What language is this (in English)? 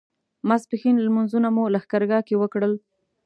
Pashto